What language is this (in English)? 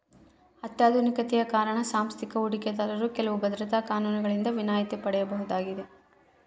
Kannada